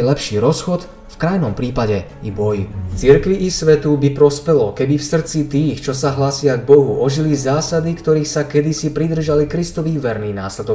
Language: Slovak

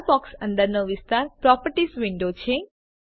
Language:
Gujarati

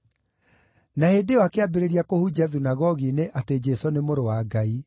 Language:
Kikuyu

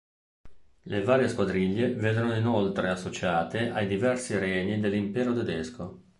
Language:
Italian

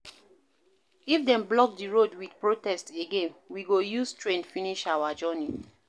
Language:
Nigerian Pidgin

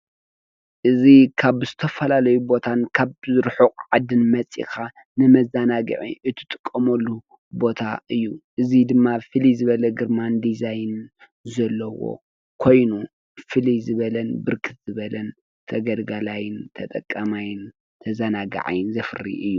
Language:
Tigrinya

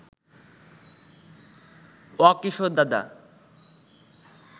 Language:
Bangla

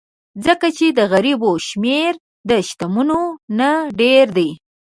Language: Pashto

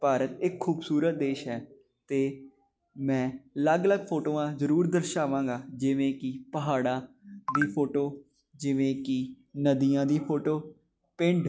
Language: Punjabi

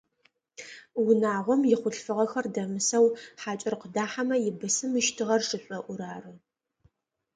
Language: Adyghe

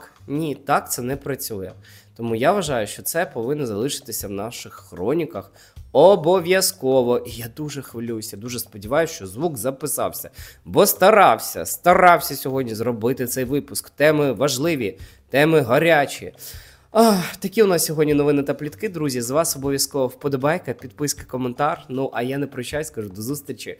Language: Ukrainian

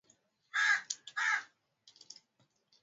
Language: Swahili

